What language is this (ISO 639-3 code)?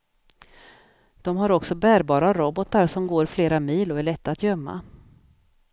swe